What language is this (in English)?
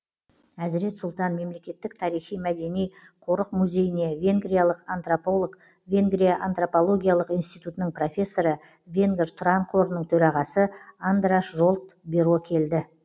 Kazakh